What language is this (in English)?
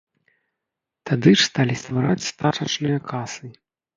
Belarusian